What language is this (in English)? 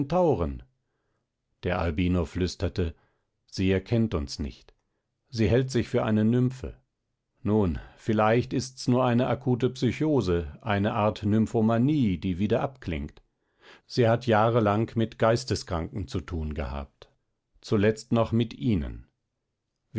German